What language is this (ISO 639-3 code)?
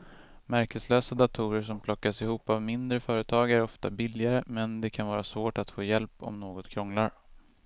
swe